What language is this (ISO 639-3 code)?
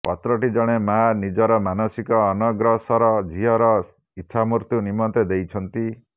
ori